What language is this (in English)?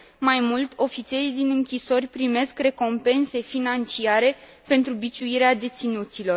Romanian